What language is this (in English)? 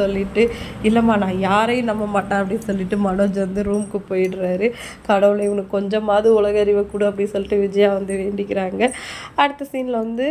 Tamil